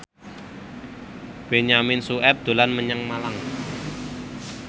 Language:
Javanese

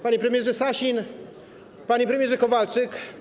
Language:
Polish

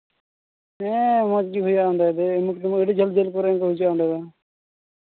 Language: Santali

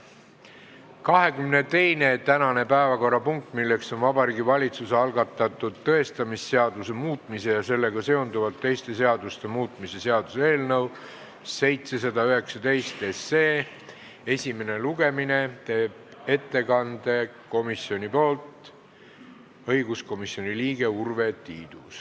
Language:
Estonian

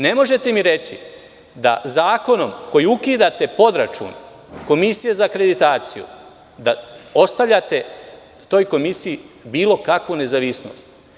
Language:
Serbian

